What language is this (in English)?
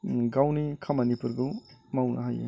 Bodo